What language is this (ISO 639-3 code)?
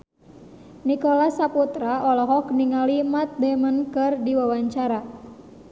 sun